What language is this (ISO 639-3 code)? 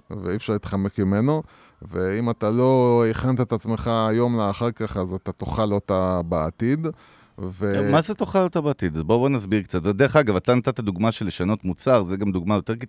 heb